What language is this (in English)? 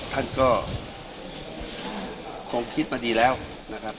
Thai